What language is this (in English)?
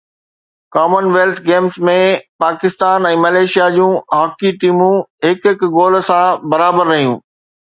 Sindhi